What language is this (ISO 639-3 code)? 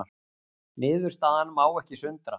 isl